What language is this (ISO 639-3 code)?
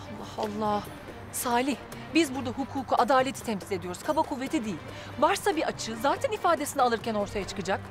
tur